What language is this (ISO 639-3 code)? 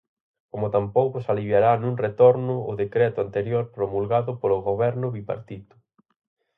glg